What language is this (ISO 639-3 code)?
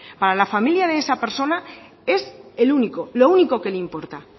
spa